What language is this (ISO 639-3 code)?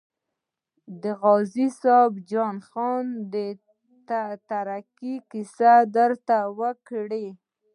pus